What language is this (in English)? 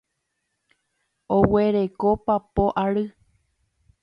Guarani